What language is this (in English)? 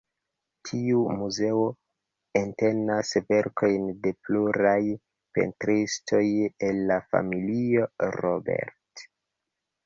Esperanto